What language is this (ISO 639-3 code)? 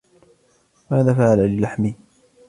ara